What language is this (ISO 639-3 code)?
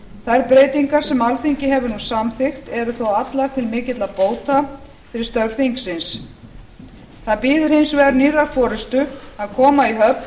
isl